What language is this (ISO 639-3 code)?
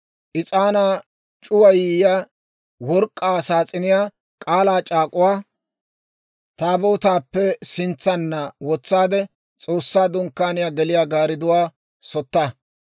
dwr